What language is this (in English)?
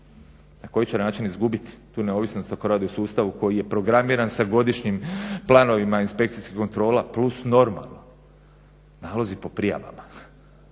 Croatian